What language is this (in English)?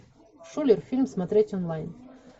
Russian